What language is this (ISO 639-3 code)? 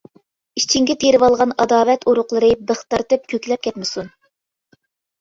uig